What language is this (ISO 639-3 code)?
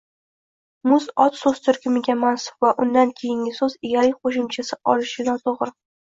uzb